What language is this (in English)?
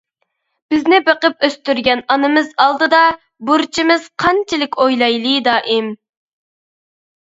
Uyghur